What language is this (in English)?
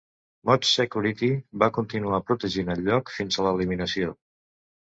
Catalan